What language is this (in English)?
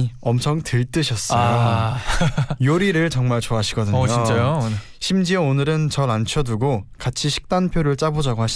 Korean